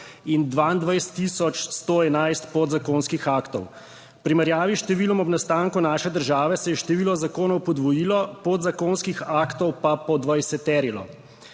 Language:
Slovenian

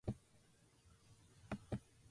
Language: Japanese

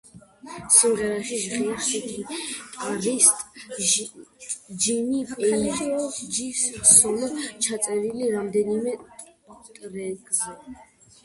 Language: Georgian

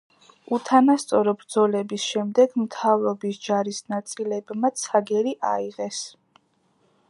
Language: Georgian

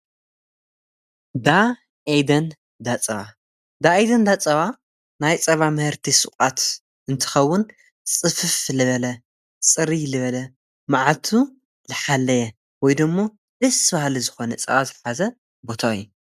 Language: Tigrinya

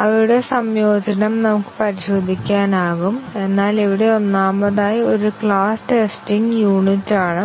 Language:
Malayalam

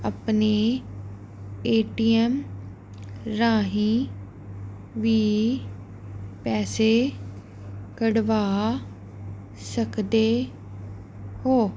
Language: Punjabi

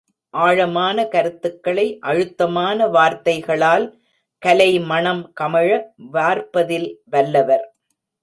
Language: Tamil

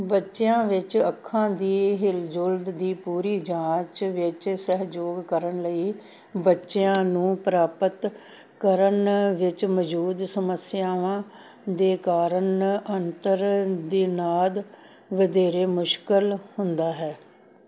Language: Punjabi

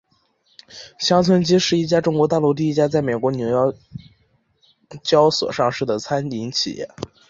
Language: Chinese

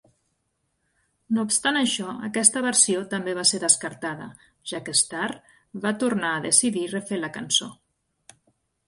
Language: Catalan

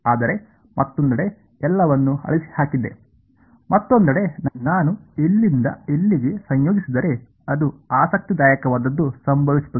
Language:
Kannada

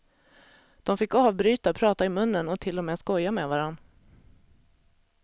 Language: Swedish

